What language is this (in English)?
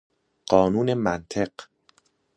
Persian